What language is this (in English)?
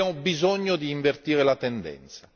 Italian